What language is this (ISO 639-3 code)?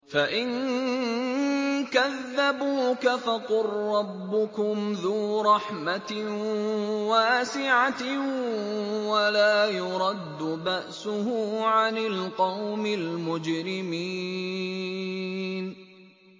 ara